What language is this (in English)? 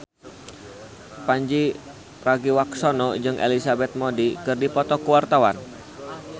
Sundanese